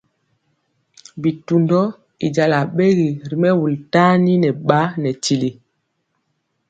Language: Mpiemo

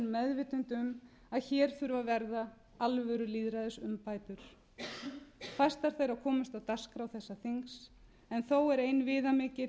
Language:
Icelandic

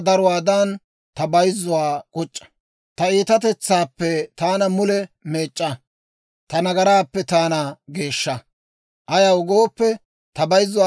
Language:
Dawro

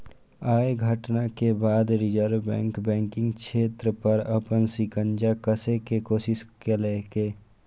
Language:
Maithili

